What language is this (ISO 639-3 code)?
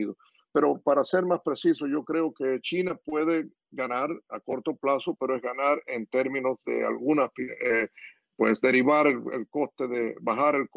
spa